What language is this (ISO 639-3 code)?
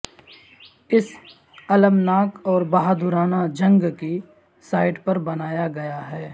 urd